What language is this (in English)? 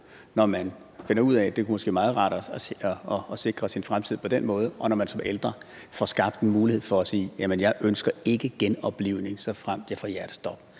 Danish